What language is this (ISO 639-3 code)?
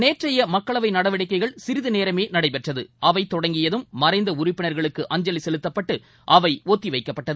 tam